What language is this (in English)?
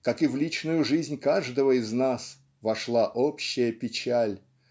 Russian